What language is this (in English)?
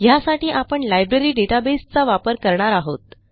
Marathi